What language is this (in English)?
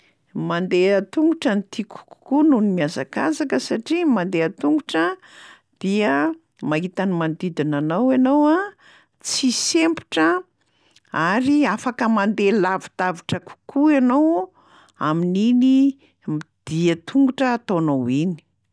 Malagasy